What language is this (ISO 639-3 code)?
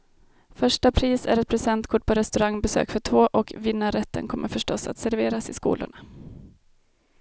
swe